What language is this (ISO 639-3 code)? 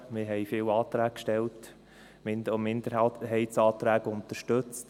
gsw